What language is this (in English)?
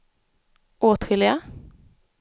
Swedish